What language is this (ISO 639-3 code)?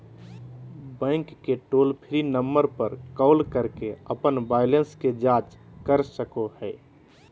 mag